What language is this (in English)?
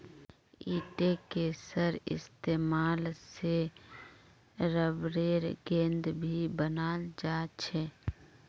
Magahi